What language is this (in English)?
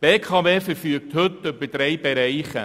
Swiss German